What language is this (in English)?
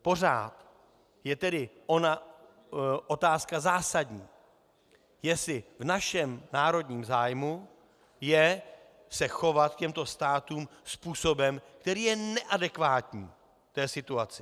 Czech